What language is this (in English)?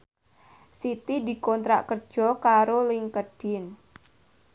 Javanese